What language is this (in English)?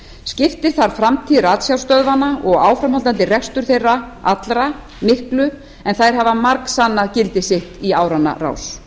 Icelandic